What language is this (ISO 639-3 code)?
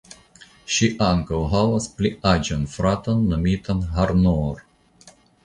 epo